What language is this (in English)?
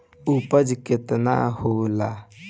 Bhojpuri